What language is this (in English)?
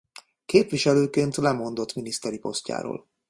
Hungarian